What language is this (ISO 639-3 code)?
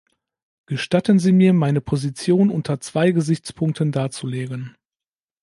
deu